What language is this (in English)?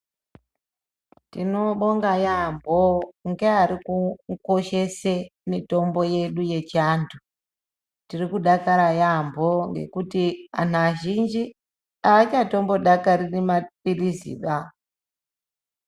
Ndau